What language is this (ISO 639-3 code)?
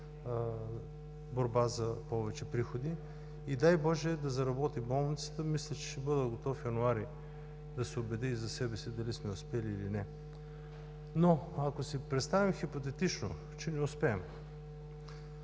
bul